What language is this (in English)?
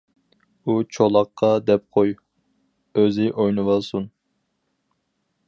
Uyghur